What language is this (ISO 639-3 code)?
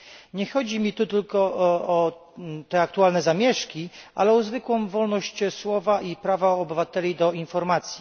pol